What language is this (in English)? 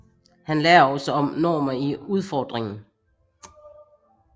Danish